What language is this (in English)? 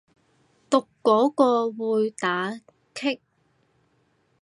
Cantonese